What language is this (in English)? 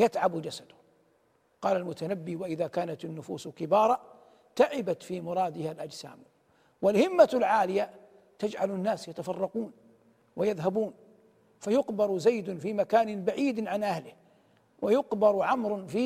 Arabic